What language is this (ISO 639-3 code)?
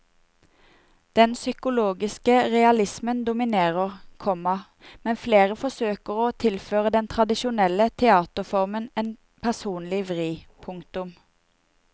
nor